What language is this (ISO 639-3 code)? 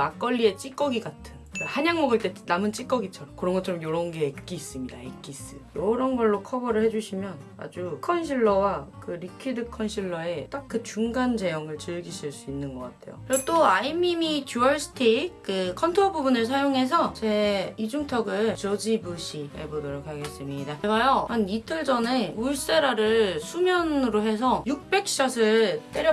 kor